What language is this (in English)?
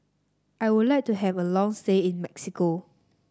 English